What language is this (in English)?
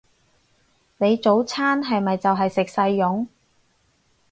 Cantonese